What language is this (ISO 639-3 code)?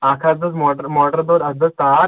kas